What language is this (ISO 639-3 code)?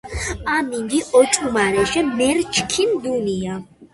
kat